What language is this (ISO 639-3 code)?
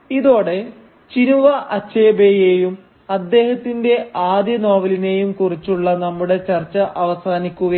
mal